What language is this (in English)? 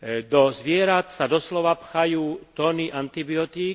Slovak